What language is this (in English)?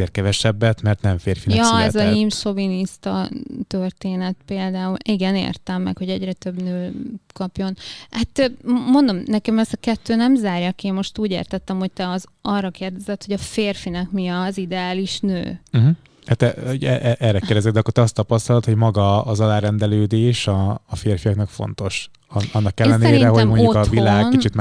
Hungarian